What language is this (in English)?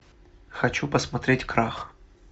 Russian